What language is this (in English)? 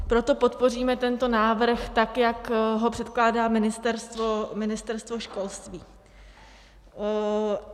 Czech